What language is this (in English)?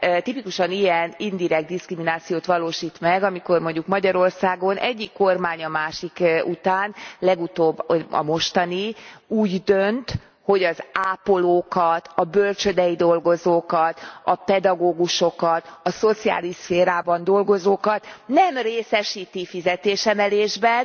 Hungarian